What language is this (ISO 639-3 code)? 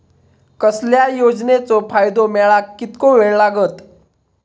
mar